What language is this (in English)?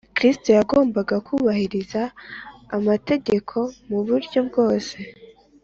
Kinyarwanda